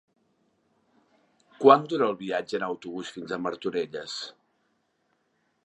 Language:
Catalan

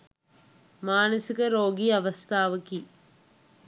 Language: Sinhala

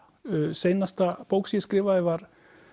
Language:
Icelandic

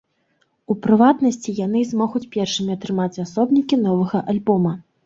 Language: Belarusian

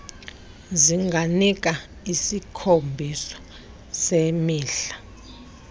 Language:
Xhosa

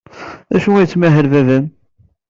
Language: Kabyle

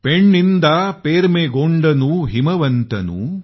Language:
Marathi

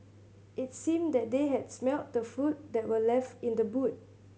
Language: English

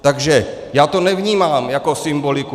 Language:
Czech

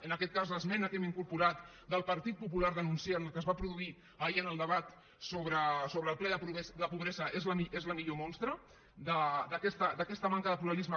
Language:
Catalan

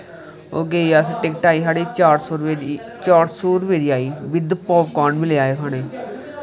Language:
Dogri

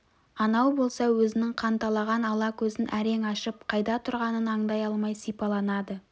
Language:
Kazakh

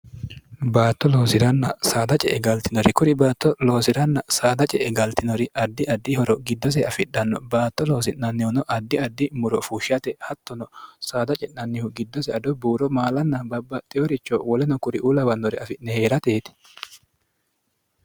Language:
Sidamo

